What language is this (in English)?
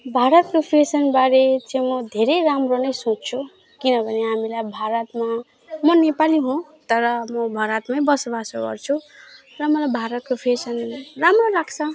Nepali